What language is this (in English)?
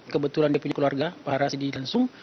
Indonesian